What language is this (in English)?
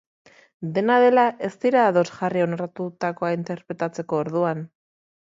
Basque